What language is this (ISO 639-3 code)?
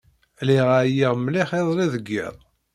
kab